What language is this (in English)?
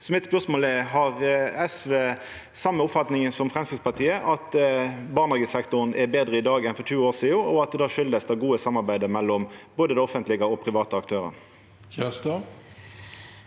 Norwegian